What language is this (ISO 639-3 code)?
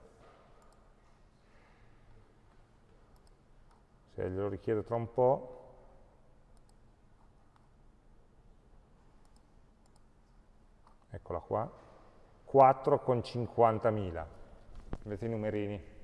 ita